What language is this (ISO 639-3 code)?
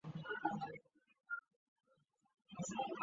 zho